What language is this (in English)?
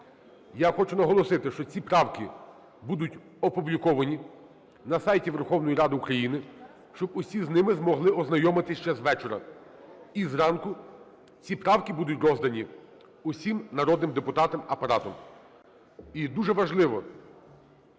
Ukrainian